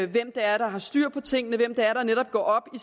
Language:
Danish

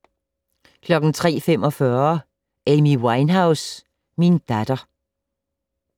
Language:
Danish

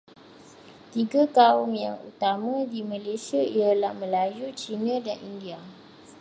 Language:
Malay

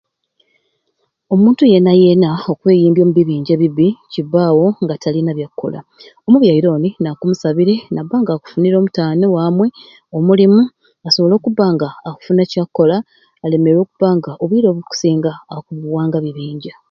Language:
Ruuli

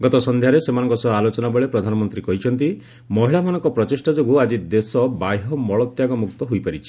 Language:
Odia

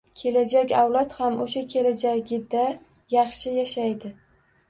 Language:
Uzbek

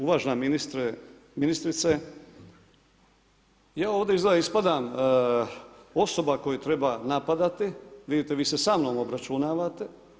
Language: Croatian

